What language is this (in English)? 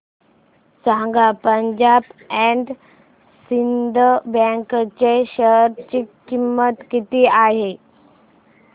Marathi